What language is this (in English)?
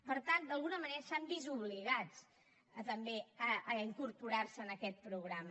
Catalan